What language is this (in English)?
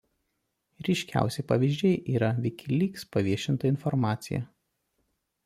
Lithuanian